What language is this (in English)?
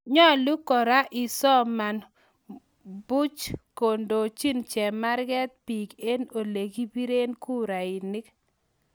Kalenjin